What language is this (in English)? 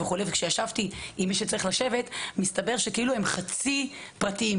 Hebrew